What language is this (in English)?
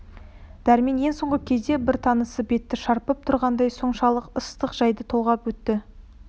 Kazakh